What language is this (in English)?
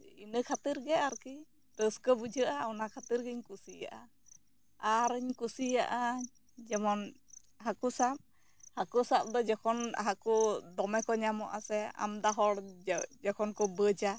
Santali